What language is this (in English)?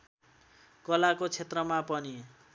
Nepali